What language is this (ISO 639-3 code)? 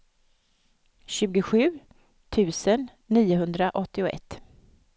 swe